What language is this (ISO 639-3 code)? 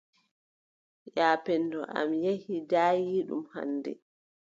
fub